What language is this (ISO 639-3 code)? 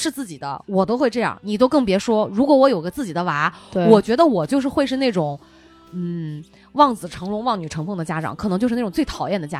zho